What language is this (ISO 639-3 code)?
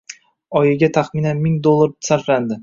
uzb